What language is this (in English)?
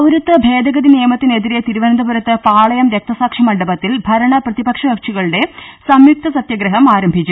Malayalam